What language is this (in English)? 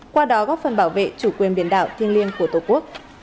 Vietnamese